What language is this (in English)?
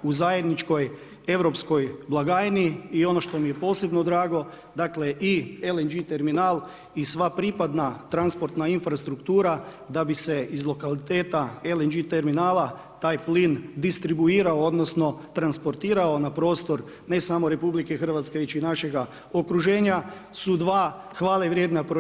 Croatian